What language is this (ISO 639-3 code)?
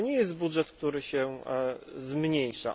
pol